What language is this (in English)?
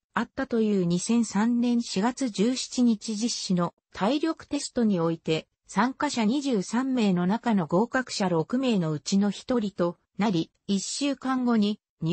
Japanese